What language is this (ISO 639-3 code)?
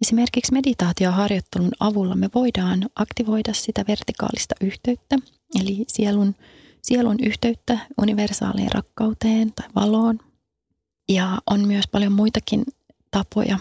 fin